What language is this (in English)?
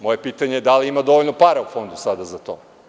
Serbian